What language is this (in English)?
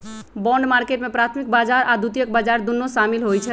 Magahi